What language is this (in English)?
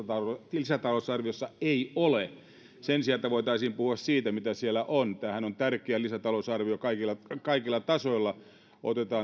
Finnish